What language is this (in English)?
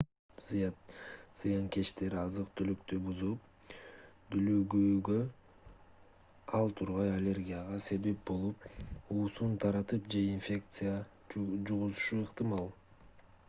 Kyrgyz